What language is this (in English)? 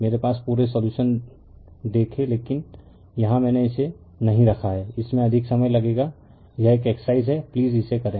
Hindi